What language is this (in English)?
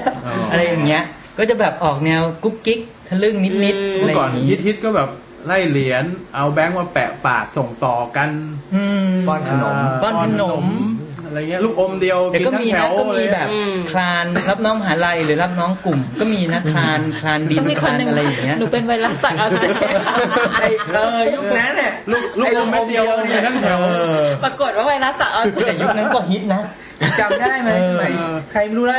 Thai